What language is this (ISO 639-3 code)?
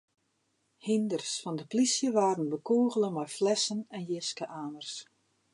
fry